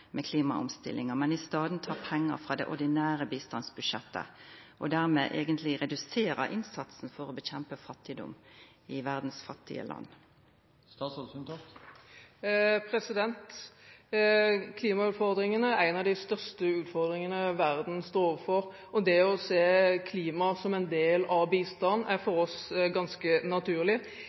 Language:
Norwegian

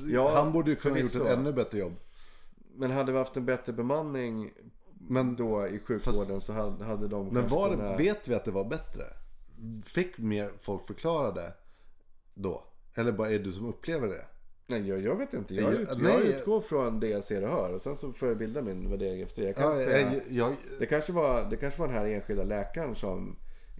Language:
Swedish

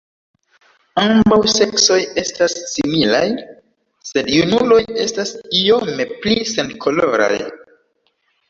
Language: Esperanto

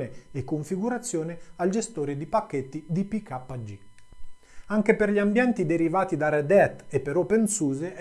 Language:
Italian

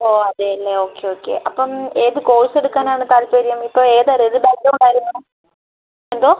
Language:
Malayalam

